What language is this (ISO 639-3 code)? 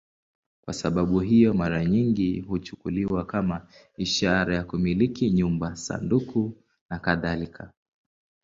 swa